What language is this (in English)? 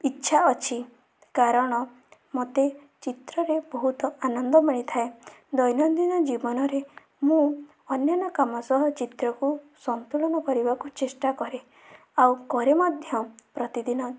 Odia